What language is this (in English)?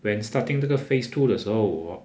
English